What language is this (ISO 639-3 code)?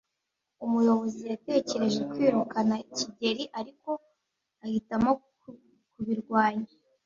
kin